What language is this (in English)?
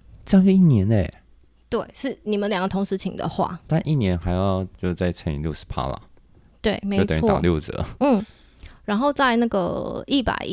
Chinese